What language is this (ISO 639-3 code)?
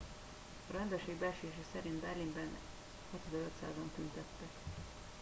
hun